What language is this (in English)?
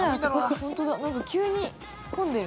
Japanese